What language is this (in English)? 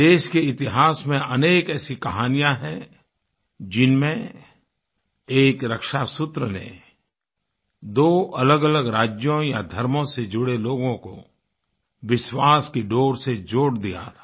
Hindi